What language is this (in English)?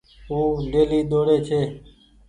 Goaria